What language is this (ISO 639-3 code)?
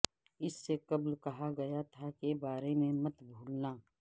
urd